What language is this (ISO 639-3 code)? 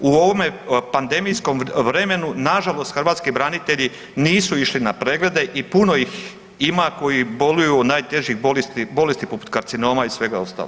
hrv